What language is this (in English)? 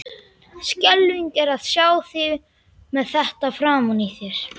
Icelandic